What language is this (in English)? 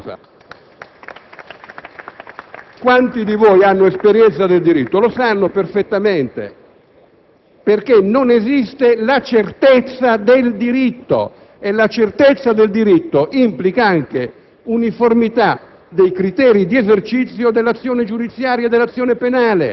Italian